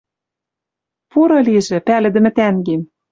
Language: Western Mari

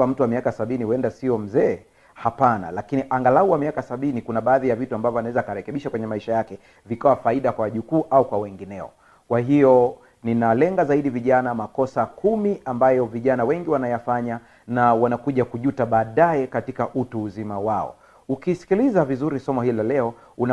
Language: Swahili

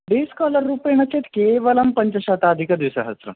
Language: Sanskrit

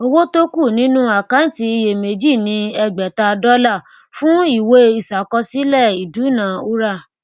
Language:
Yoruba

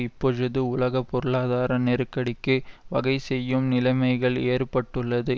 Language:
Tamil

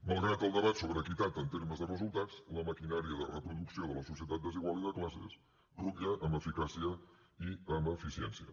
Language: Catalan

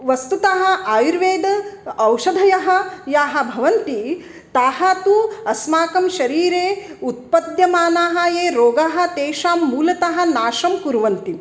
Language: Sanskrit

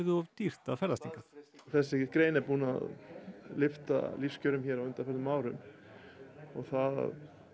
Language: Icelandic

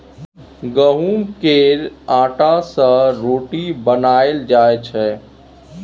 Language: Maithili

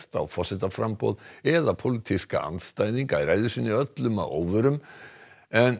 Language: Icelandic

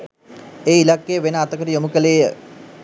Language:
Sinhala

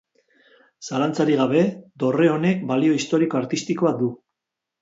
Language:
Basque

